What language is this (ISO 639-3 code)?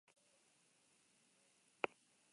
eus